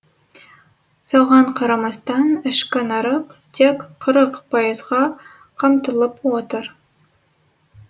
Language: Kazakh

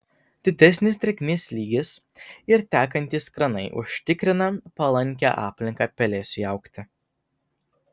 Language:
Lithuanian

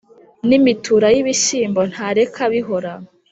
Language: Kinyarwanda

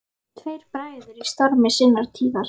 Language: Icelandic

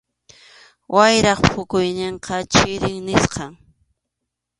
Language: Arequipa-La Unión Quechua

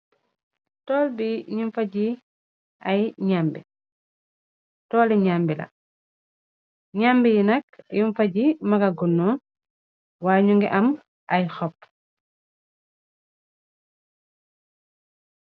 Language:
Wolof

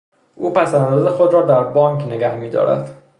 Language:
Persian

